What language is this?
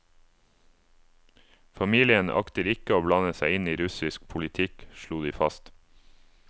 Norwegian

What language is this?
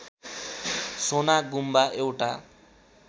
Nepali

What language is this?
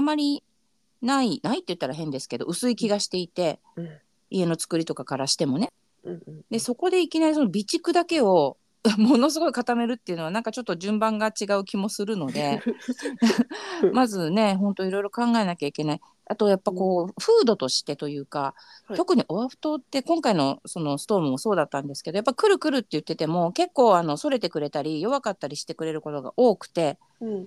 Japanese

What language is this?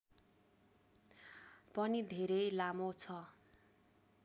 Nepali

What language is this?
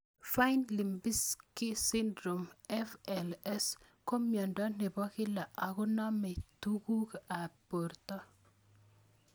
Kalenjin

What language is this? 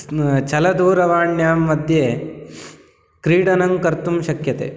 Sanskrit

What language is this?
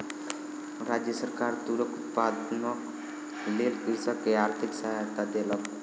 Maithili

